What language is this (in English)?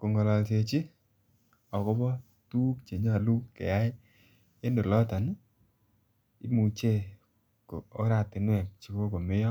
Kalenjin